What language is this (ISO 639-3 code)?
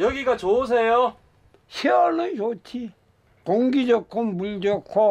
kor